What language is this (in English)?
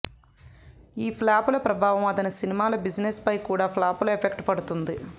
Telugu